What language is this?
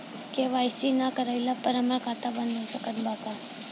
Bhojpuri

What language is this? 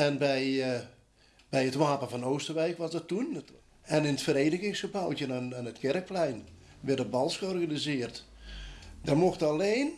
Dutch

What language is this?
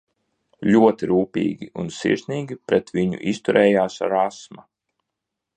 Latvian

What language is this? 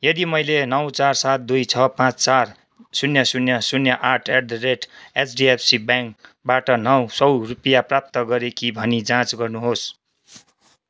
Nepali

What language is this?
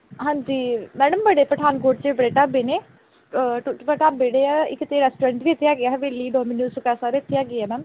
Punjabi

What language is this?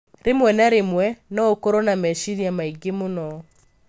Kikuyu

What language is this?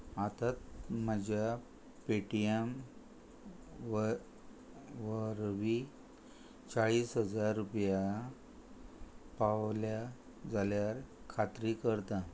Konkani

